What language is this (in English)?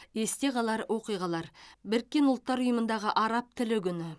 Kazakh